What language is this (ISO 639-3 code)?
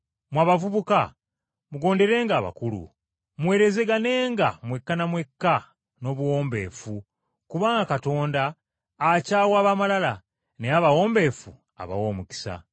lug